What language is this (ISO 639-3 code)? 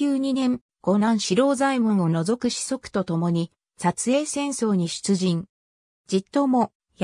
jpn